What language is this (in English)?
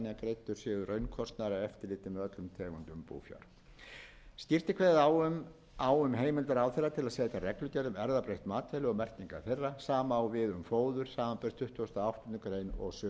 Icelandic